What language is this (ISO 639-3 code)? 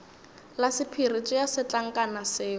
nso